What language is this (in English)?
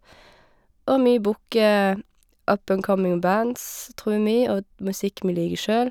Norwegian